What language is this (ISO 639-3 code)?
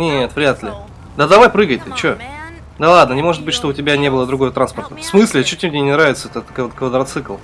rus